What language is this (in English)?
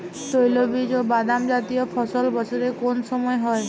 Bangla